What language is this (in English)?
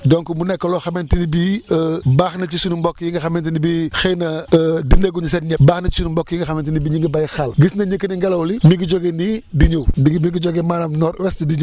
Wolof